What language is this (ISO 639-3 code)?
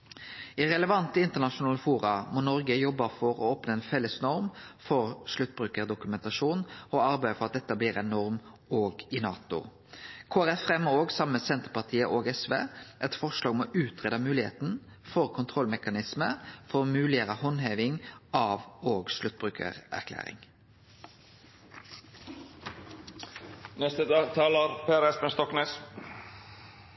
nno